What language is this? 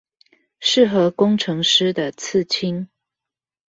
Chinese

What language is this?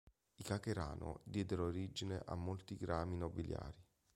Italian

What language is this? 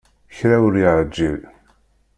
Kabyle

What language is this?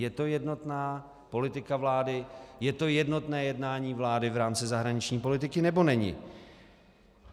Czech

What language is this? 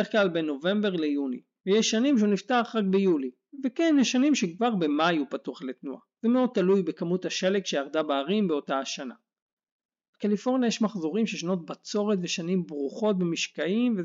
Hebrew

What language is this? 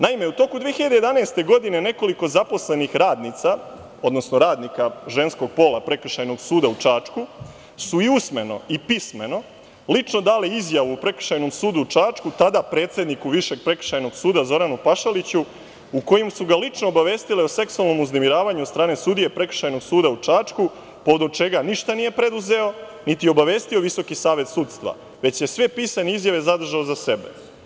Serbian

